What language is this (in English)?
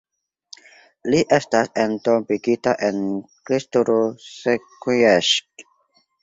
Esperanto